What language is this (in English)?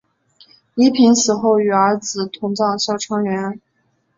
Chinese